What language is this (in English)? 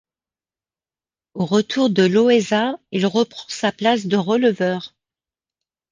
French